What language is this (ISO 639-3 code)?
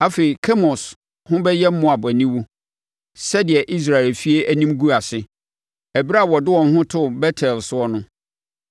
aka